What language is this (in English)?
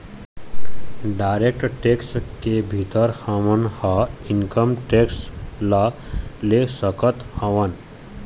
Chhattisgarhi